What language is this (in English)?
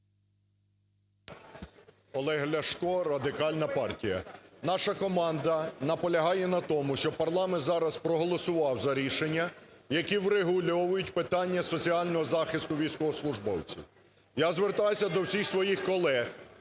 Ukrainian